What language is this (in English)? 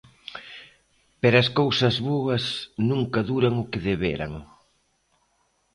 Galician